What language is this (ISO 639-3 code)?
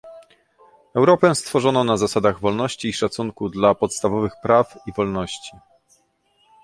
pol